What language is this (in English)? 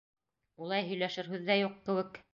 Bashkir